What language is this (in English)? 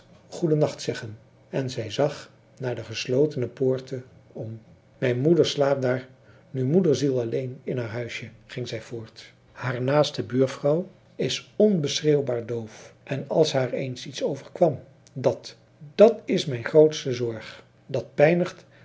Dutch